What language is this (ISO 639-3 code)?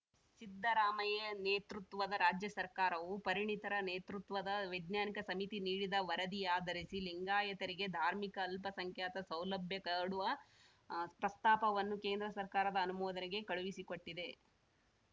kan